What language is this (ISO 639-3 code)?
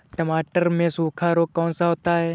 hin